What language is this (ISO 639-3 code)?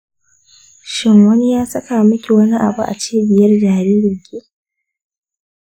hau